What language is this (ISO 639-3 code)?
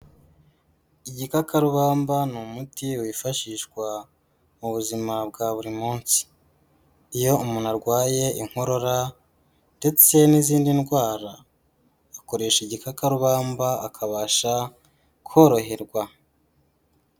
kin